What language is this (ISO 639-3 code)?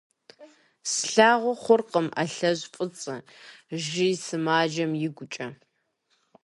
kbd